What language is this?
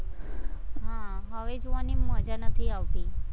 Gujarati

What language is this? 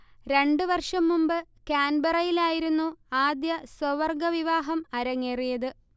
Malayalam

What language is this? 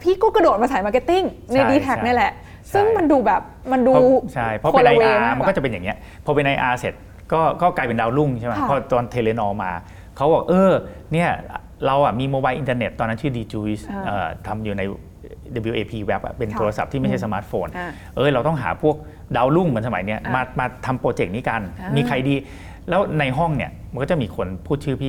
Thai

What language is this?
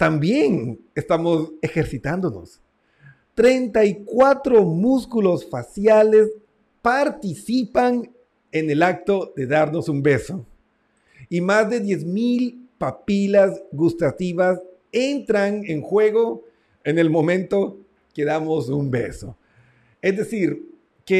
Spanish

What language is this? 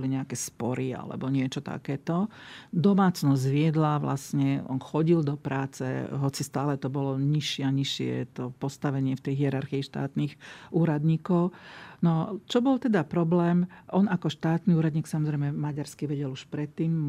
Slovak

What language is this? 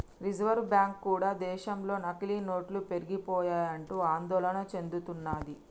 Telugu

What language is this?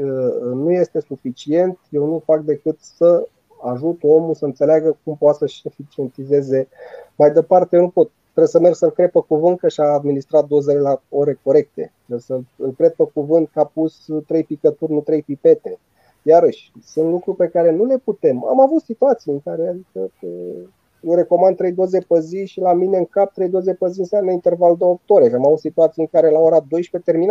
Romanian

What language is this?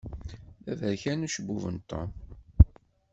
Kabyle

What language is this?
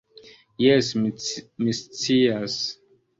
Esperanto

